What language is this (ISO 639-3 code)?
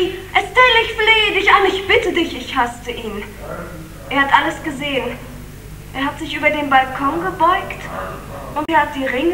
deu